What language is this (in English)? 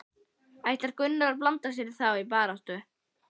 Icelandic